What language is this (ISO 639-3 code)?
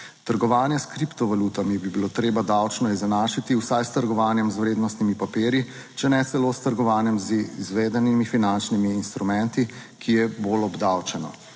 slv